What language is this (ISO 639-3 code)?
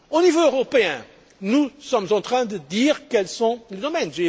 fra